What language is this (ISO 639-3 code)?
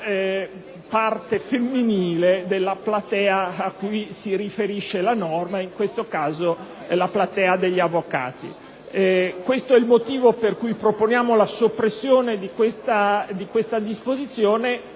ita